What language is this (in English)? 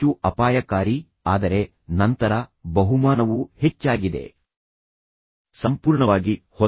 Kannada